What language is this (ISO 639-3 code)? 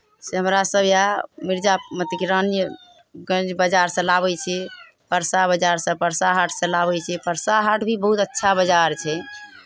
mai